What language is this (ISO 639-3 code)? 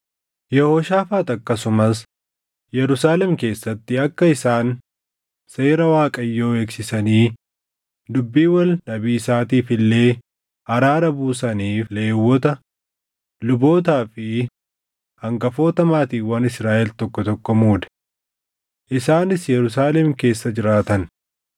orm